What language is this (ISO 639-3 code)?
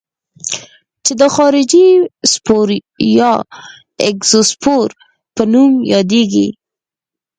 pus